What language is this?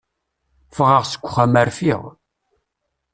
Kabyle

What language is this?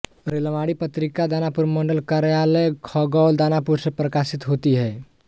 Hindi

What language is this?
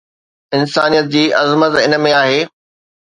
Sindhi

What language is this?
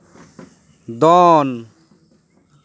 Santali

